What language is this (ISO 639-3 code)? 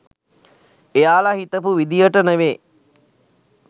sin